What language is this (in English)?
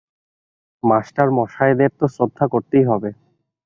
Bangla